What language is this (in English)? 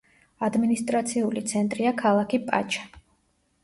Georgian